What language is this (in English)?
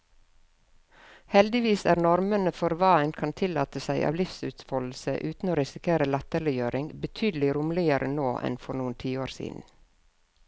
Norwegian